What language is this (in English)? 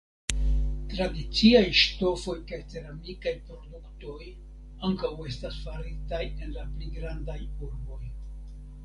Esperanto